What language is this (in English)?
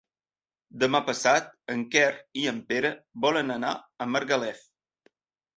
Catalan